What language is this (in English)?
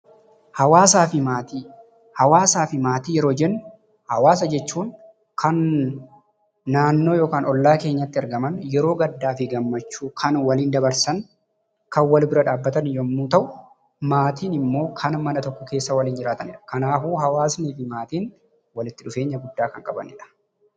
Oromo